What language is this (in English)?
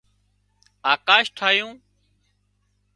Wadiyara Koli